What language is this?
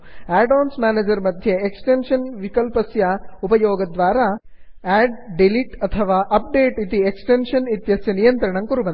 Sanskrit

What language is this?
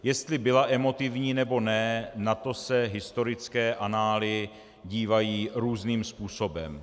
Czech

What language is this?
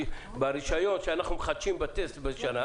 Hebrew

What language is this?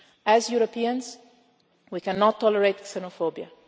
English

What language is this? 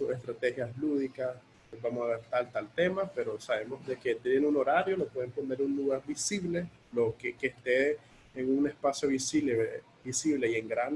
Spanish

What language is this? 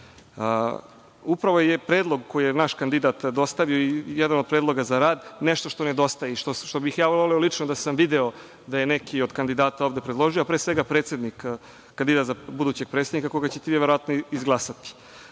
Serbian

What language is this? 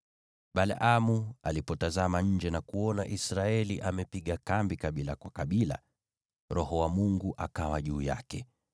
Swahili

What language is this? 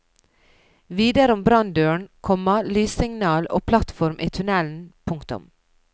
Norwegian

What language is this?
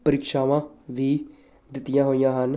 Punjabi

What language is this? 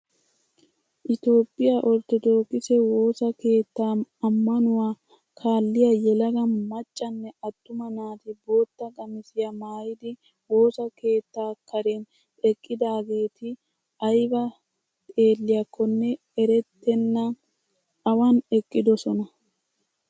Wolaytta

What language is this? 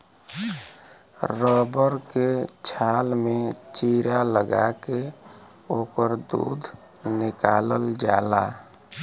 Bhojpuri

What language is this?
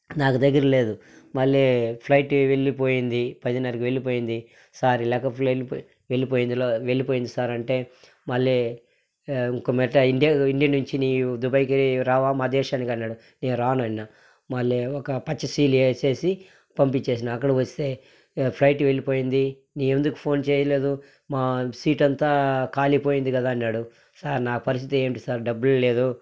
Telugu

